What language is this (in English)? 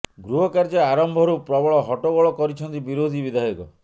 Odia